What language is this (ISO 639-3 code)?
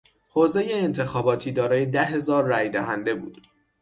fas